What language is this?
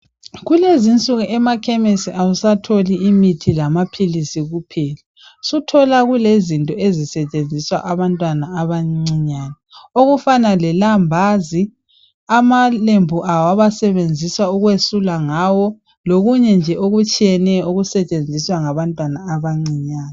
North Ndebele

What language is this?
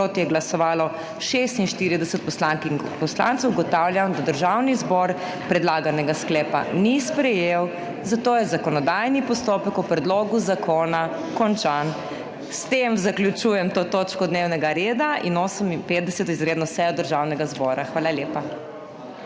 Slovenian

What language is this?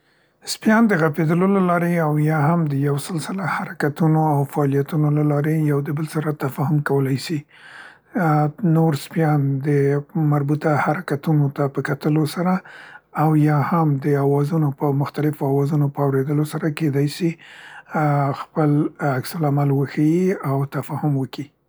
Central Pashto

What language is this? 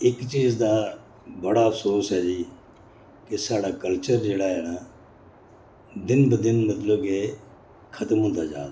Dogri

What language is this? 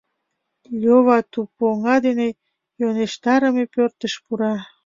Mari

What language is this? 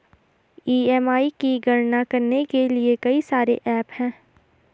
Hindi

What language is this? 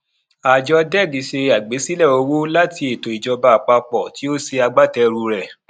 Yoruba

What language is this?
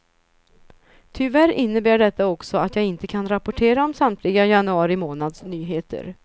Swedish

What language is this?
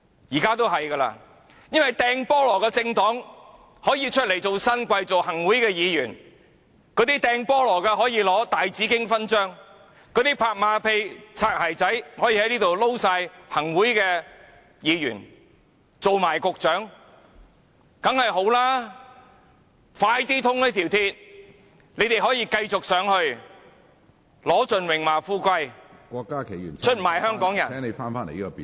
Cantonese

